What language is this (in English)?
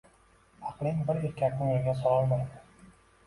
Uzbek